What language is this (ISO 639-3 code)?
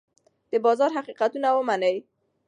pus